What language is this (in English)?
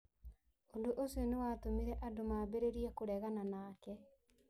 Kikuyu